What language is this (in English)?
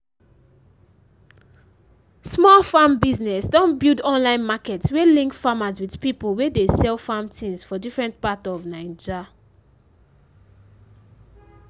Nigerian Pidgin